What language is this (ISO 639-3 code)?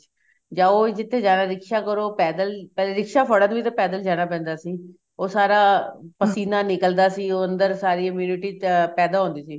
pan